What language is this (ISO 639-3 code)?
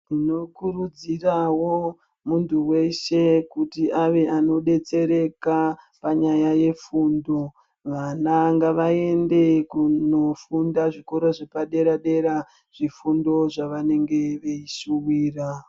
ndc